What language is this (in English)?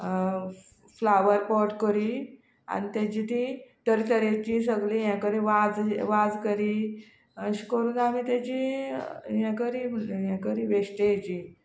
Konkani